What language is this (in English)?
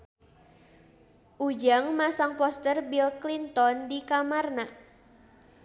Sundanese